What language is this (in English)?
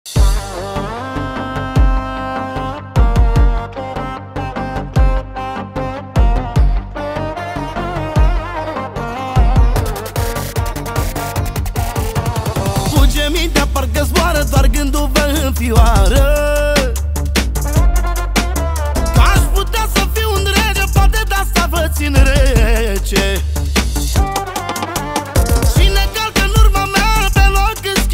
Romanian